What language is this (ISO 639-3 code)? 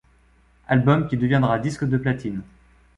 fra